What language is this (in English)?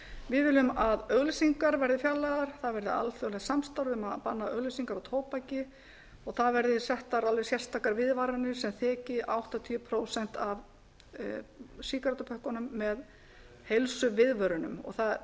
Icelandic